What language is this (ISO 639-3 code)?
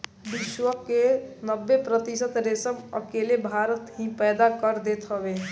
bho